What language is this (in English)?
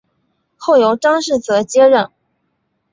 Chinese